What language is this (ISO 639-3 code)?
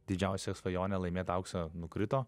lit